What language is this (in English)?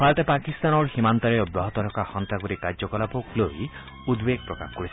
Assamese